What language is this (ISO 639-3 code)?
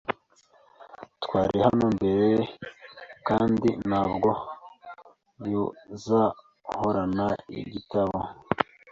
kin